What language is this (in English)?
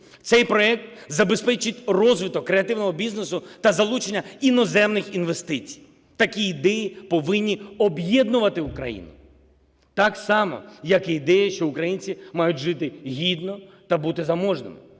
Ukrainian